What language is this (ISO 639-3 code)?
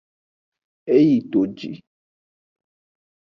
ajg